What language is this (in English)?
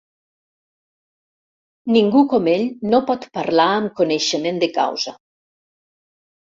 Catalan